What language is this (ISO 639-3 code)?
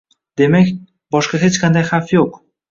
uzb